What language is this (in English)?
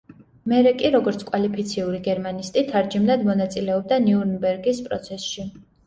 Georgian